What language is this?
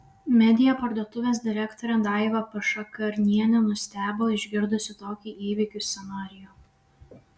Lithuanian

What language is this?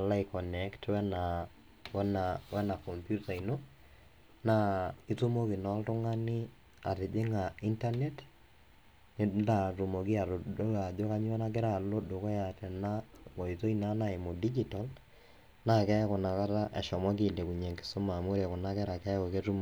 Masai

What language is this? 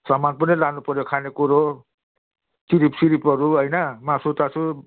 Nepali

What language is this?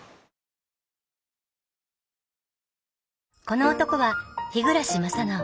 Japanese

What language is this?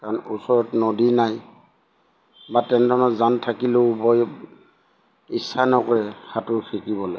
Assamese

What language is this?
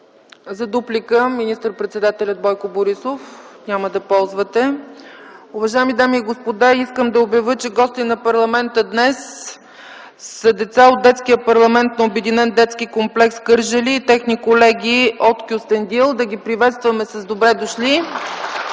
Bulgarian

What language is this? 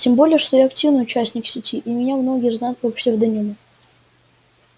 Russian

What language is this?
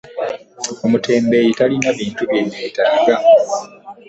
Ganda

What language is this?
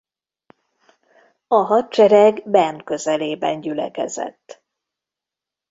Hungarian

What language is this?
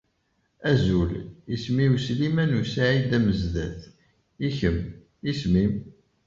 Kabyle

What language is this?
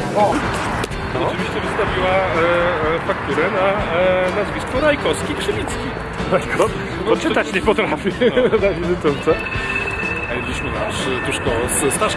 Polish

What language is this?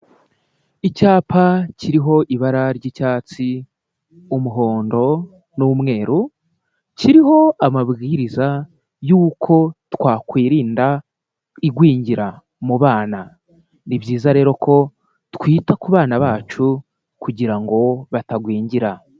Kinyarwanda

